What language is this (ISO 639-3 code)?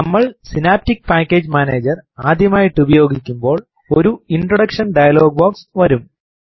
mal